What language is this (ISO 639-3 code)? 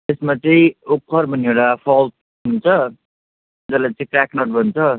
nep